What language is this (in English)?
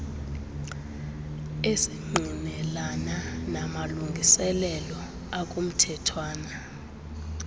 Xhosa